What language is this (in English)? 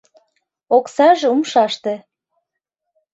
Mari